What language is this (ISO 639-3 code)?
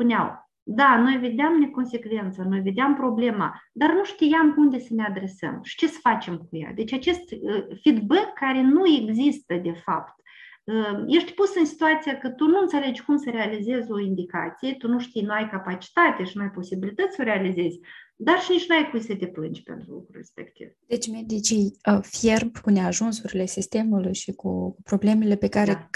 ron